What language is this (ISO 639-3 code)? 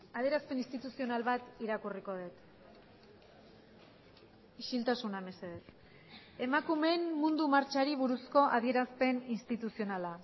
eus